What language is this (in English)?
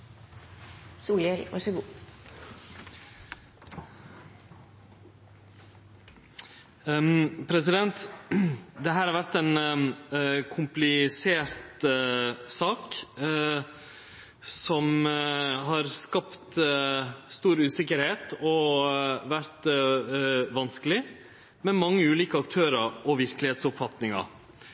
Norwegian Nynorsk